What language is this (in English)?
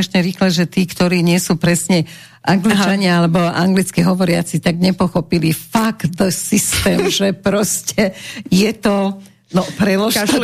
Slovak